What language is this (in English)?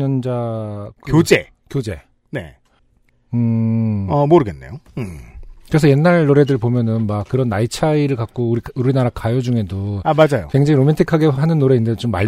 Korean